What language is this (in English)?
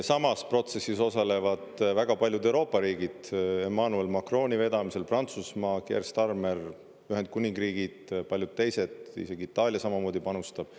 Estonian